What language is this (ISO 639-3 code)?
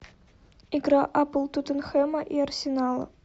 rus